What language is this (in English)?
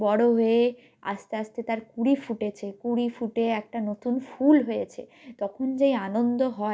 Bangla